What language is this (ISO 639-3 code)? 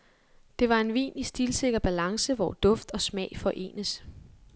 dan